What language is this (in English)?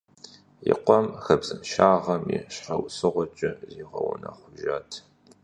Kabardian